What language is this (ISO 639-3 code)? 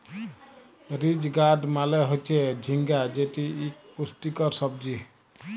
ben